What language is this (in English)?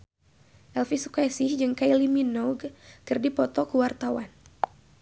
Sundanese